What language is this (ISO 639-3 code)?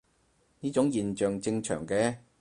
yue